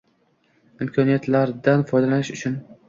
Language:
Uzbek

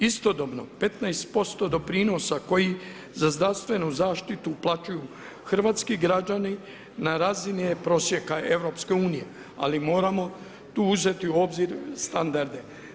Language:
Croatian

